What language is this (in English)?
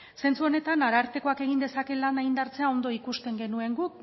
Basque